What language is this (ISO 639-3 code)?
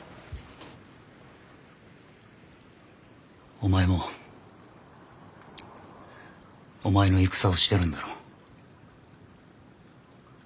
jpn